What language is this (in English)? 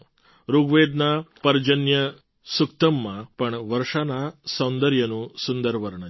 Gujarati